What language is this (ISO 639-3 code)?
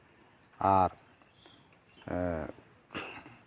sat